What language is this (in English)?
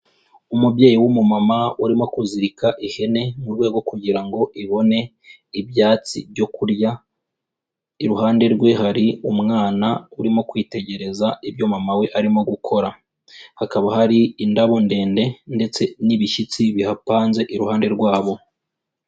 Kinyarwanda